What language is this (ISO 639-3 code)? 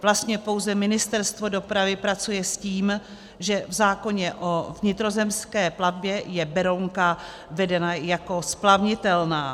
ces